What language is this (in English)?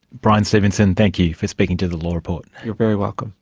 English